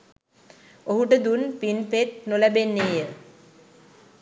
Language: Sinhala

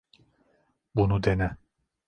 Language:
Turkish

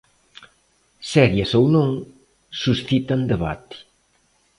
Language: Galician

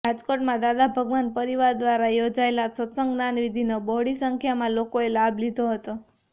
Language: Gujarati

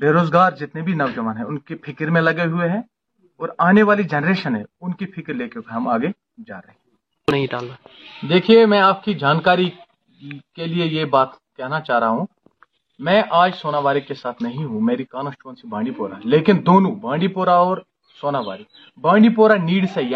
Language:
Urdu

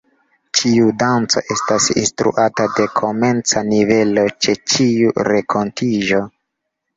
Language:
Esperanto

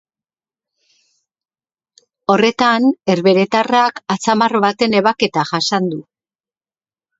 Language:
Basque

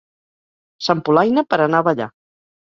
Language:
Catalan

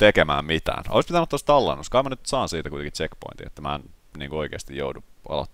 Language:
Finnish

